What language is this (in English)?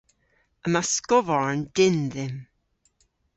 Cornish